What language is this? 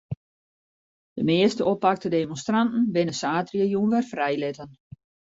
Western Frisian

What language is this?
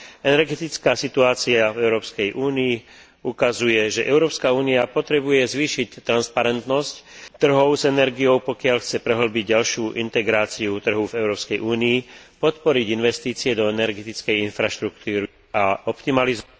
Slovak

